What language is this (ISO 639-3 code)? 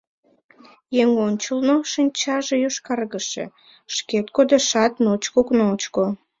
chm